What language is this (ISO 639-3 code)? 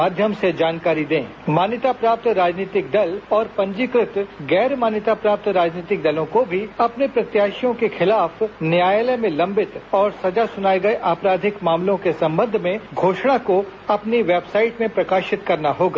hin